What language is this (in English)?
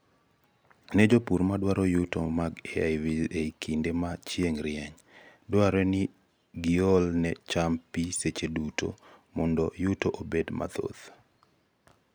Luo (Kenya and Tanzania)